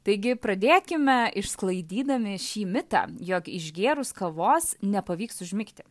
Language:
Lithuanian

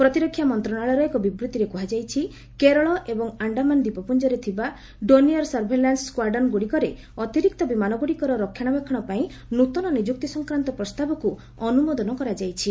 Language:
Odia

